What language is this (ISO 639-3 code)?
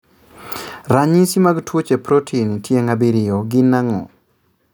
luo